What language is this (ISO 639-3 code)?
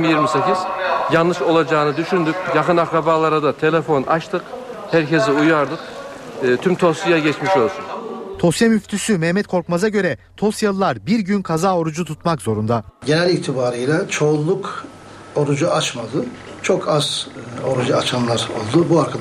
tur